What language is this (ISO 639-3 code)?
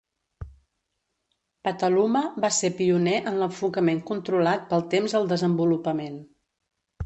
cat